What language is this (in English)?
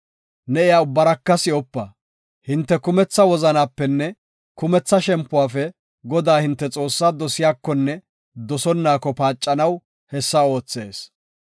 Gofa